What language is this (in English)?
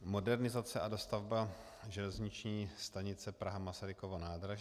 Czech